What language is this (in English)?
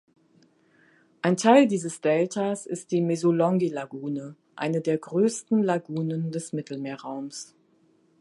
German